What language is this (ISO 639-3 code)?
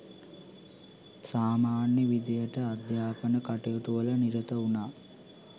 sin